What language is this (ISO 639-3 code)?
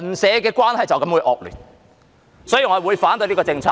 yue